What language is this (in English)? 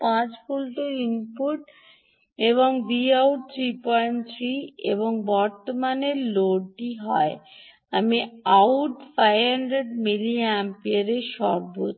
Bangla